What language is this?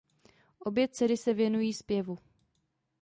Czech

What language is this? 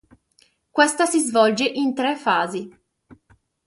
Italian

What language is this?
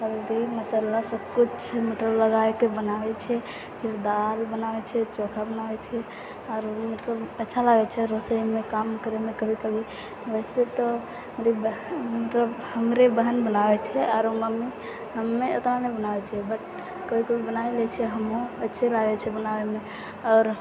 Maithili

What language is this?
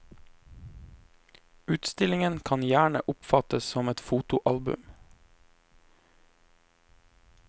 Norwegian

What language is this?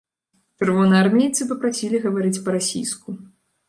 Belarusian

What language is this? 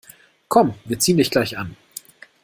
German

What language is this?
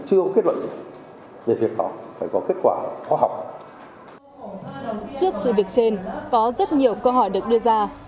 Vietnamese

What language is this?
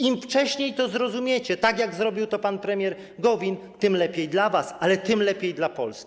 Polish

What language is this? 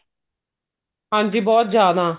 Punjabi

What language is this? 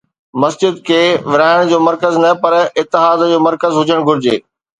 Sindhi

